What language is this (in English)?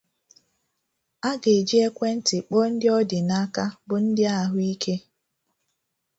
Igbo